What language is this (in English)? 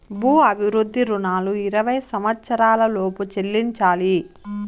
Telugu